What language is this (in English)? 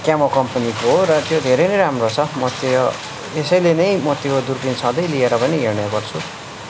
Nepali